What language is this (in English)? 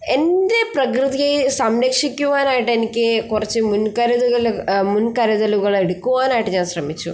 Malayalam